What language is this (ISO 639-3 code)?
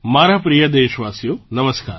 guj